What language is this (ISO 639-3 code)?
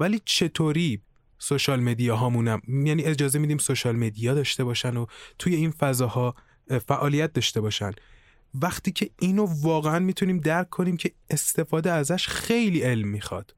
fas